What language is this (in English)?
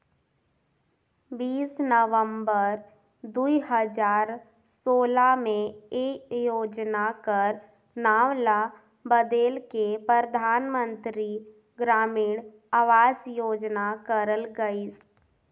Chhattisgarhi